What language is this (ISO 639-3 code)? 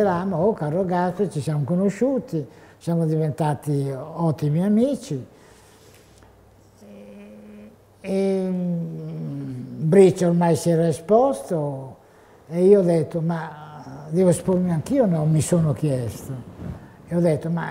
ita